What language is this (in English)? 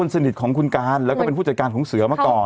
Thai